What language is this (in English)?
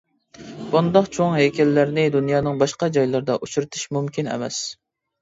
Uyghur